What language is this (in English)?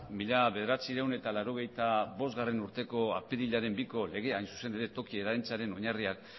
Basque